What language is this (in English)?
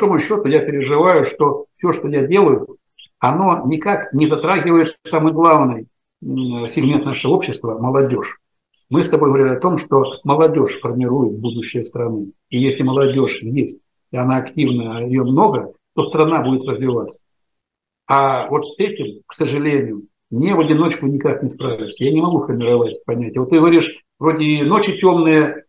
Russian